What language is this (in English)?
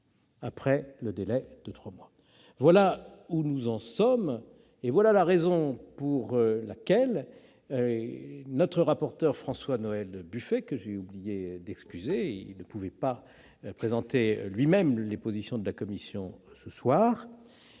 French